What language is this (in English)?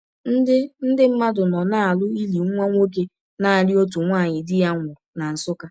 Igbo